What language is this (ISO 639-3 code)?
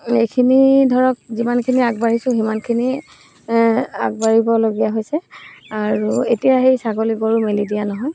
asm